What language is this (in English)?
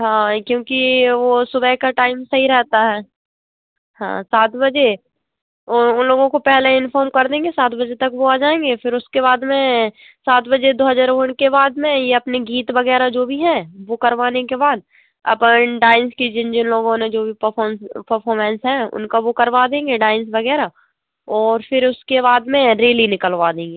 Hindi